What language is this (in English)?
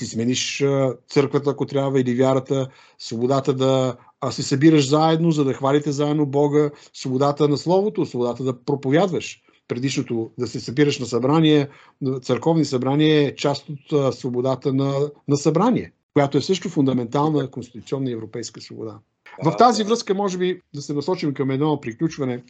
Bulgarian